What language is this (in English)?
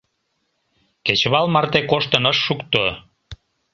Mari